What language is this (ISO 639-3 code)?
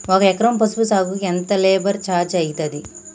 tel